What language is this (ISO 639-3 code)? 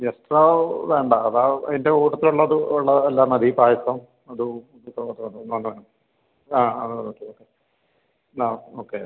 mal